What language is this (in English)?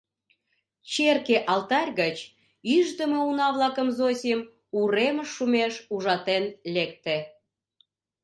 Mari